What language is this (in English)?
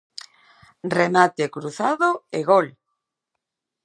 Galician